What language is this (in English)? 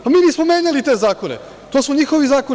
Serbian